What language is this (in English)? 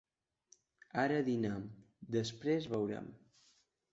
Catalan